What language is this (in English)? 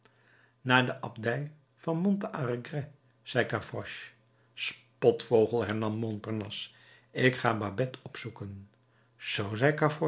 Dutch